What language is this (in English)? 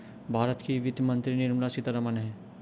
Hindi